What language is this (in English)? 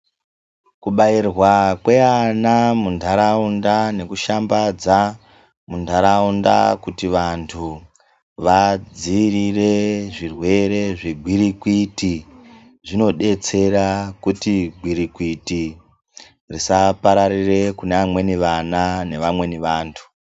Ndau